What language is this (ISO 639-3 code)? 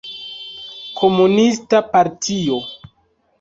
epo